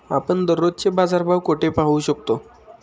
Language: Marathi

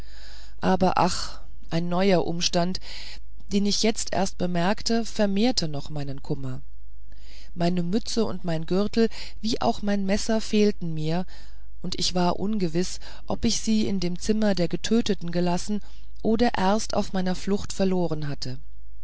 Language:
German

